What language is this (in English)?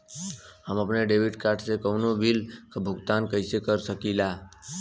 Bhojpuri